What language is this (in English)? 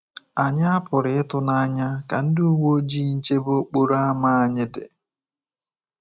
Igbo